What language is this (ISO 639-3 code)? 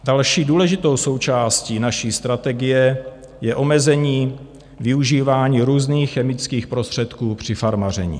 ces